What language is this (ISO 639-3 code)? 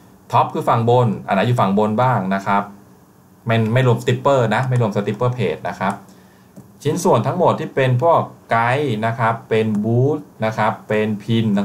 tha